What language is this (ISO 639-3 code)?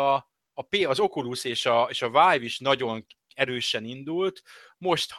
hun